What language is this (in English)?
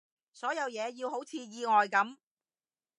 Cantonese